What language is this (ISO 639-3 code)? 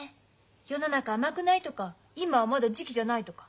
jpn